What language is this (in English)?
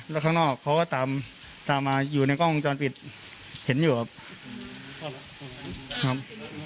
Thai